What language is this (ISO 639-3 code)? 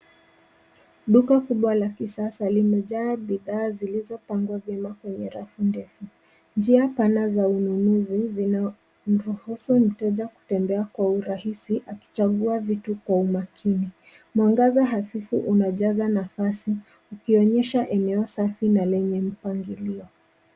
swa